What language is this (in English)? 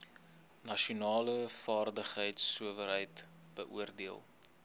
Afrikaans